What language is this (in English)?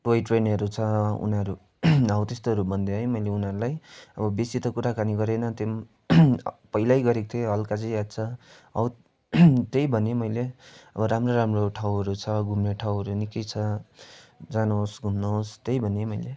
Nepali